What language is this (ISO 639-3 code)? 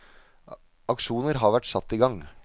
nor